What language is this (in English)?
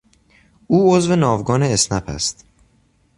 Persian